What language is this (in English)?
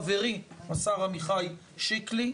Hebrew